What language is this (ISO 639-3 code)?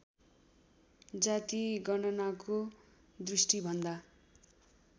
nep